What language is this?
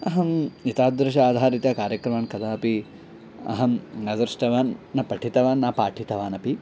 Sanskrit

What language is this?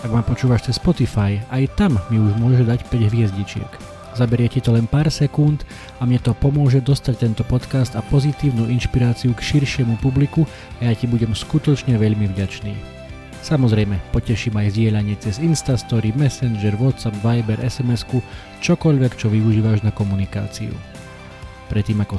Slovak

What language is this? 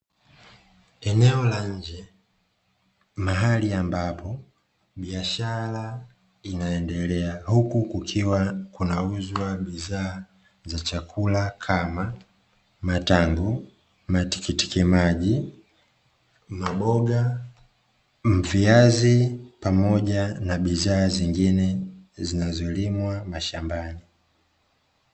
Swahili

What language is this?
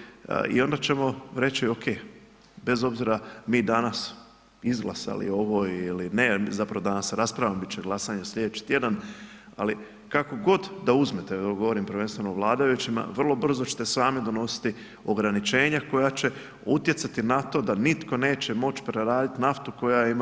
Croatian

